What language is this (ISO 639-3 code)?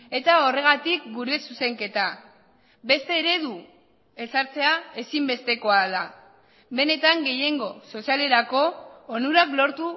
eus